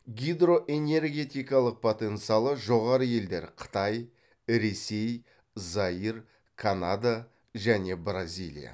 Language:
Kazakh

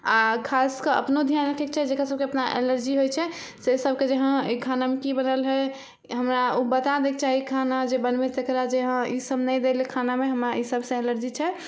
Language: Maithili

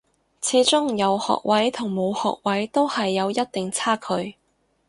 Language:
Cantonese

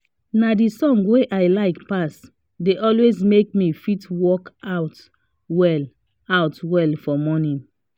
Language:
Nigerian Pidgin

